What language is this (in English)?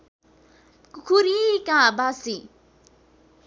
Nepali